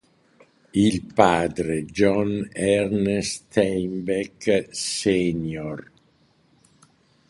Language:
Italian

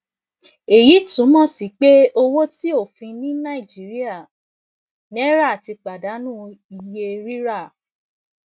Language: Yoruba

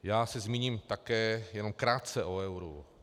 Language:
Czech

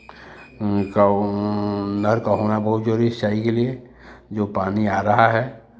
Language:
Hindi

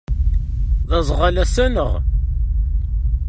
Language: Kabyle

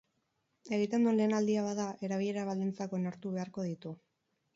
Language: Basque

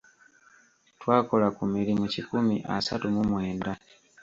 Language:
Ganda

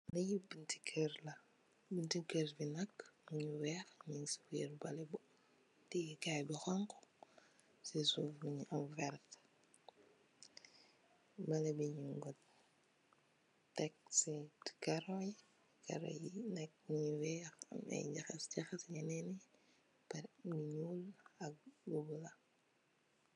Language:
Wolof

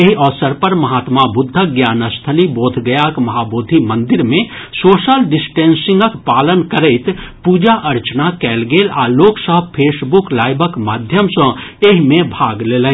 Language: Maithili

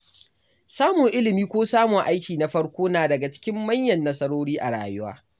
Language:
Hausa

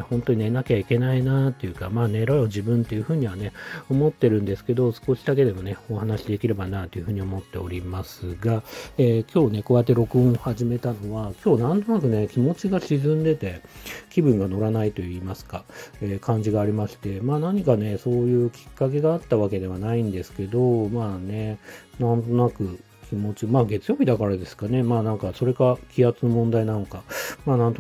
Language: Japanese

